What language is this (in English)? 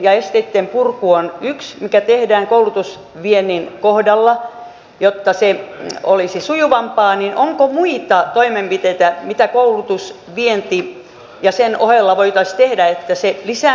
Finnish